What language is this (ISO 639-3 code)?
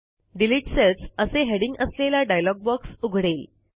mar